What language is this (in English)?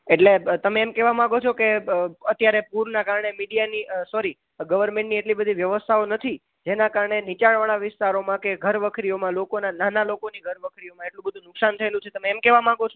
Gujarati